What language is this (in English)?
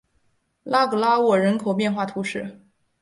Chinese